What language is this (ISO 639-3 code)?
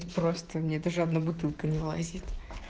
rus